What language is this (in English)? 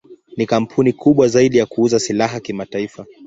Swahili